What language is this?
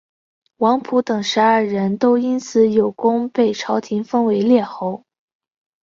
Chinese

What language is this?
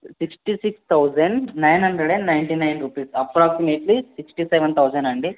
Telugu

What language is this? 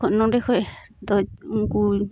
Santali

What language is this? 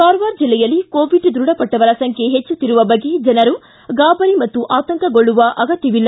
Kannada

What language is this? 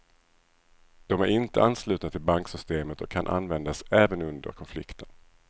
Swedish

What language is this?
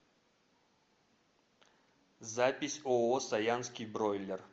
Russian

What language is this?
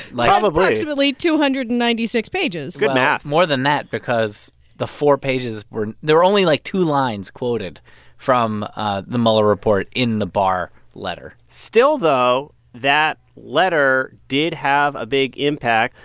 English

